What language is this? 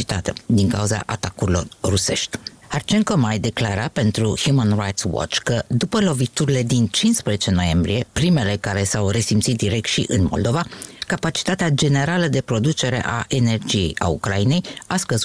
Romanian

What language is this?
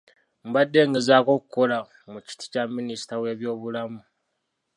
Ganda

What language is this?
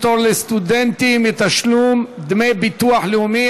Hebrew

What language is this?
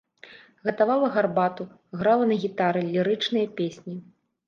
Belarusian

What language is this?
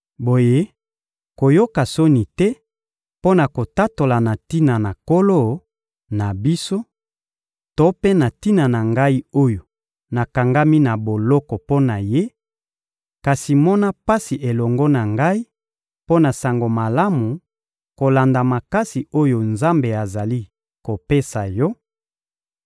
Lingala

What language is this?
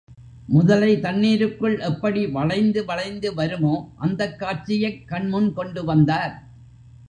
Tamil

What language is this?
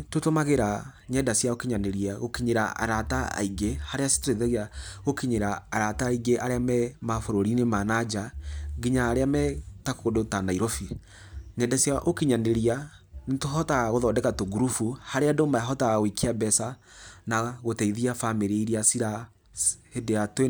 Kikuyu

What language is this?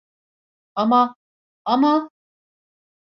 Turkish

